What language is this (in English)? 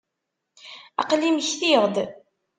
Kabyle